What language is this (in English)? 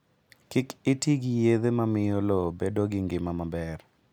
Luo (Kenya and Tanzania)